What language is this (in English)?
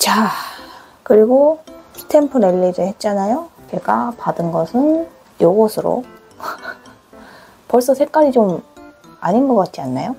Korean